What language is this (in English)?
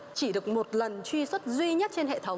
Vietnamese